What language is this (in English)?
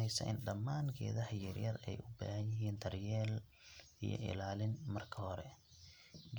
Somali